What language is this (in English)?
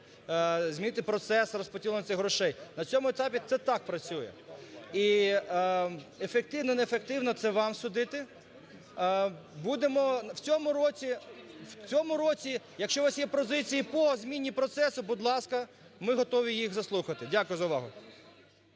Ukrainian